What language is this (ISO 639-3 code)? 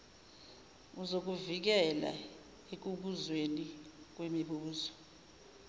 zul